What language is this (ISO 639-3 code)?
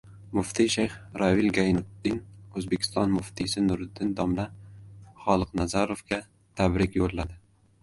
uzb